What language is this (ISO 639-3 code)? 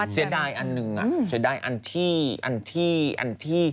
tha